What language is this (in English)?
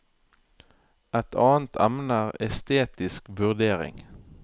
Norwegian